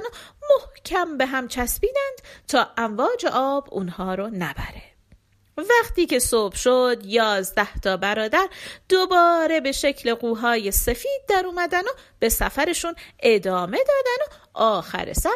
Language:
Persian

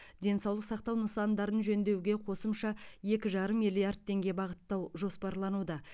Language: Kazakh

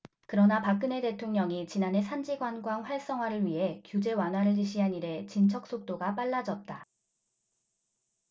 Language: Korean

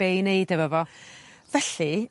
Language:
Welsh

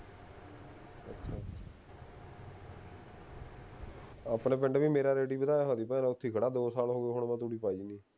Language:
Punjabi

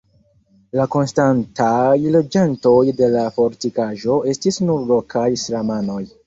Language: Esperanto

